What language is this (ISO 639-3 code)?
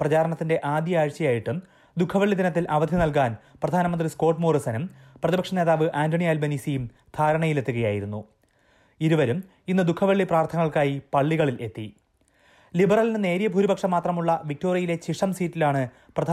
mal